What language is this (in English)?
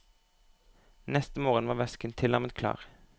Norwegian